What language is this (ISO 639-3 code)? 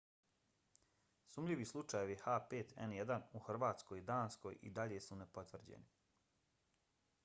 bos